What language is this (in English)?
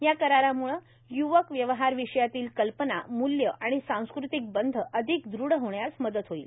Marathi